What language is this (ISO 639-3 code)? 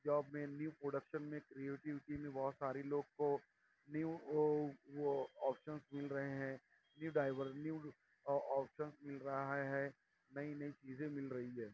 urd